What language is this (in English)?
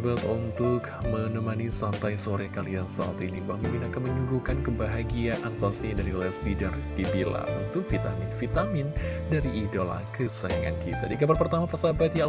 Indonesian